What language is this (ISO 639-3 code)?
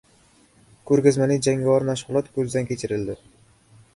uzb